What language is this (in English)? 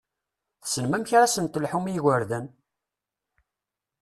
Kabyle